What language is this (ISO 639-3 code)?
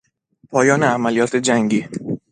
fas